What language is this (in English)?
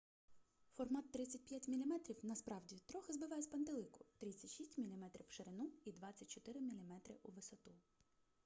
Ukrainian